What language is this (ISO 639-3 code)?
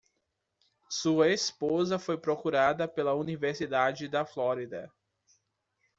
por